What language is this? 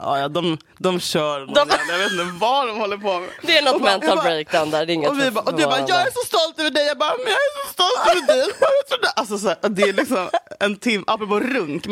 Swedish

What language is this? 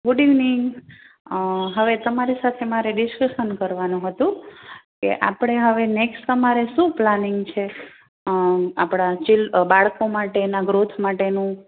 Gujarati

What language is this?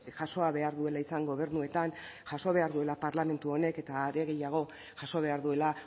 Basque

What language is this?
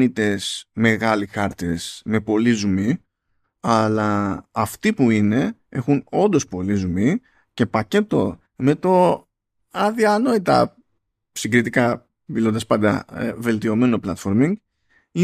Greek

